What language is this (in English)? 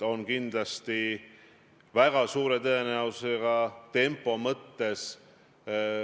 Estonian